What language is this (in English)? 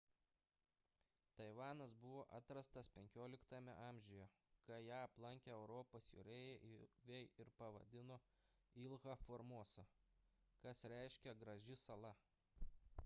Lithuanian